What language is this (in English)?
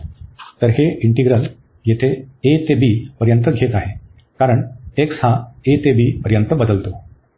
Marathi